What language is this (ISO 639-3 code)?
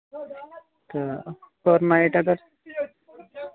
kas